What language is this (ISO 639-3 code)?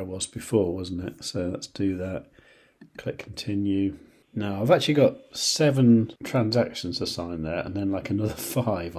eng